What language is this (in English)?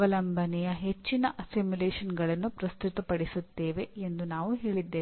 Kannada